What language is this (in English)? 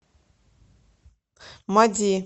Russian